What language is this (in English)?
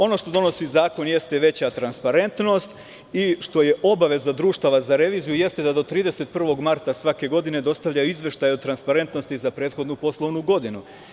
Serbian